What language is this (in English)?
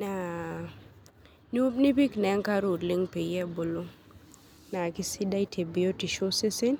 Masai